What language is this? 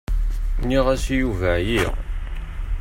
Kabyle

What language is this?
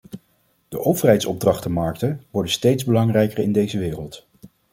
Dutch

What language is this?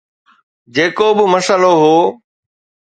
Sindhi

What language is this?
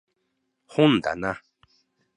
Japanese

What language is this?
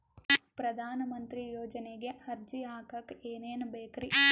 Kannada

